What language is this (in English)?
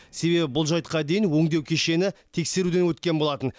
Kazakh